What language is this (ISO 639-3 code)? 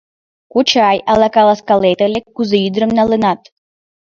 chm